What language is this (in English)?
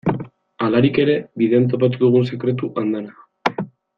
Basque